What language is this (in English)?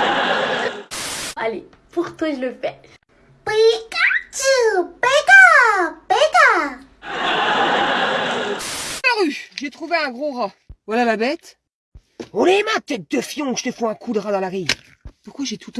French